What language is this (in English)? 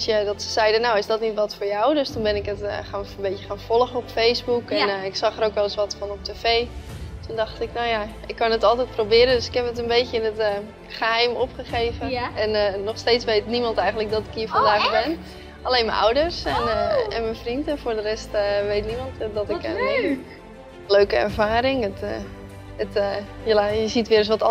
Dutch